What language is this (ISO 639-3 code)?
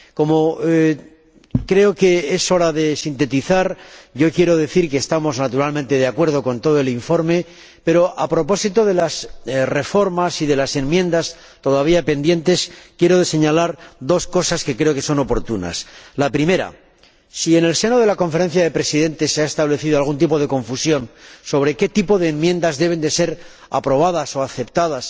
spa